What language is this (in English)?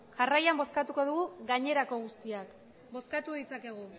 Basque